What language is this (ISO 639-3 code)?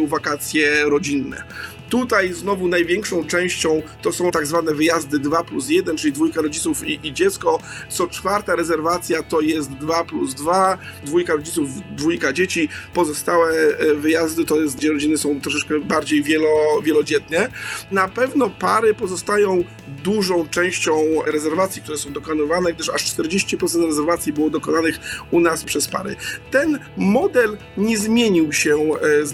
pol